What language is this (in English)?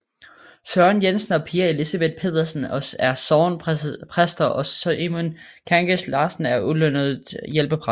Danish